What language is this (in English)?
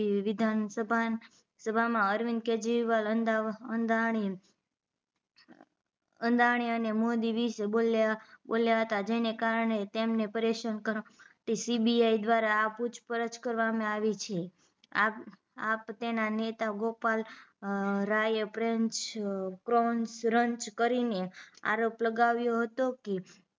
Gujarati